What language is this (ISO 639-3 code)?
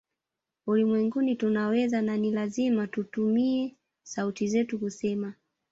swa